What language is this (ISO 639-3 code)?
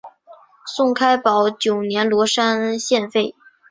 zho